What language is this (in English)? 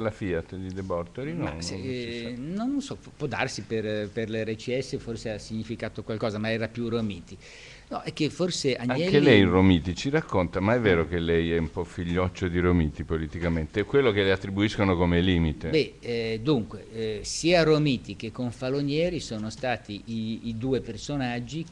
Italian